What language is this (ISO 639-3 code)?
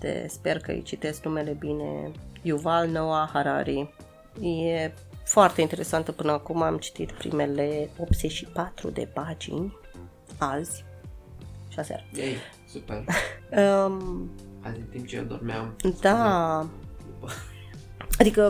ron